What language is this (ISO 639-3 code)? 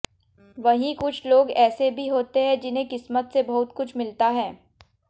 hin